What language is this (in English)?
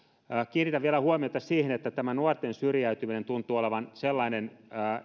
Finnish